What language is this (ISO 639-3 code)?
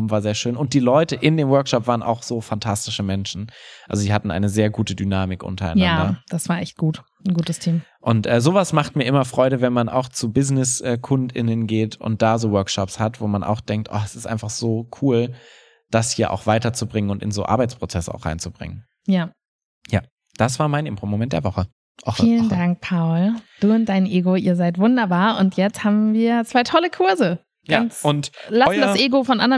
deu